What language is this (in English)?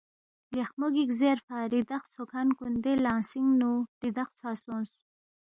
Balti